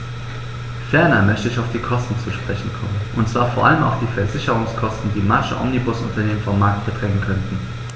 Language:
German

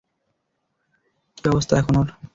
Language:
Bangla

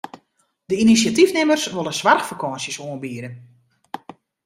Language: Western Frisian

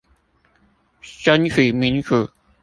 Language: Chinese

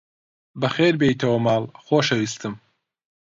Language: Central Kurdish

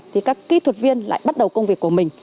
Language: Vietnamese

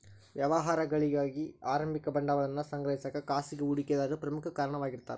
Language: Kannada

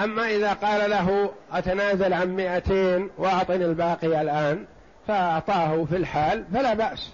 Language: Arabic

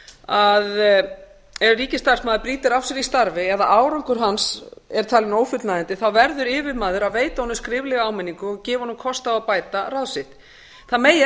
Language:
Icelandic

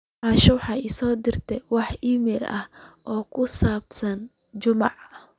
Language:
Somali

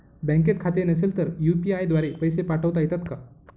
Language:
Marathi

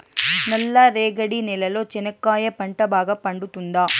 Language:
Telugu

